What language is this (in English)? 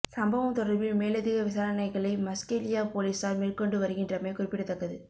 Tamil